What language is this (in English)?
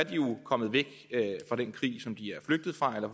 Danish